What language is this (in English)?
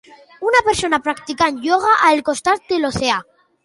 Catalan